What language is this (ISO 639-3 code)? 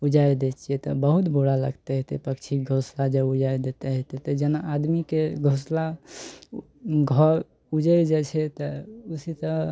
mai